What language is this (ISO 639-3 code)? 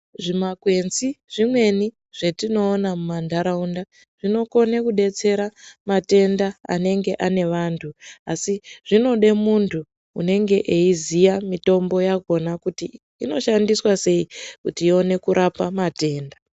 ndc